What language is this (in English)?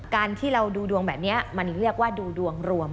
Thai